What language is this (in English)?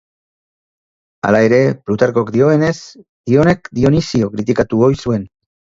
Basque